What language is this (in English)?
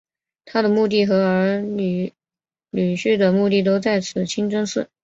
Chinese